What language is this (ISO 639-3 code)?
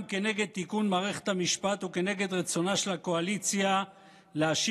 heb